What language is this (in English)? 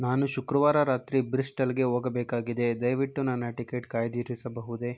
Kannada